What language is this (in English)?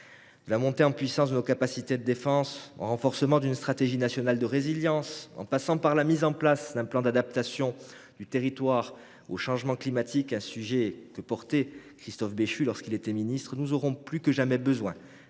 French